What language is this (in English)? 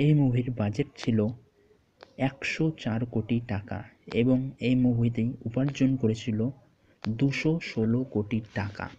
Romanian